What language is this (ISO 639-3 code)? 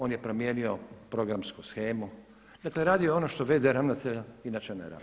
hrv